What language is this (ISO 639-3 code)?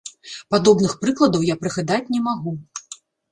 bel